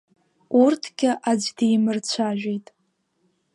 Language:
Abkhazian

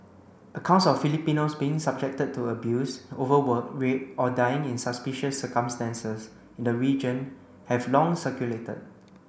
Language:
English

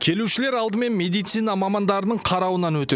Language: Kazakh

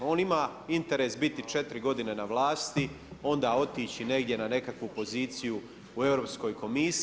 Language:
Croatian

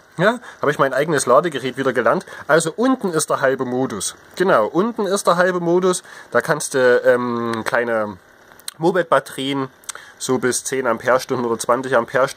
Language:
German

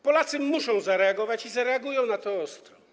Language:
Polish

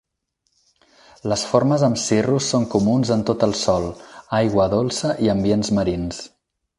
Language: Catalan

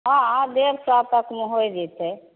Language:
Maithili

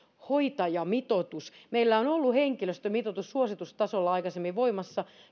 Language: Finnish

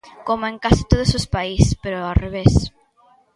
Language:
Galician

